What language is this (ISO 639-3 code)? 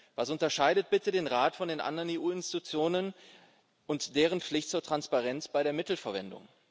deu